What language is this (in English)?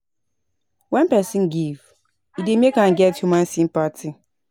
Nigerian Pidgin